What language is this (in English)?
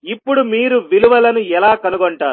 Telugu